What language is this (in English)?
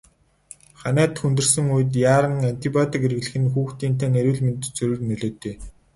Mongolian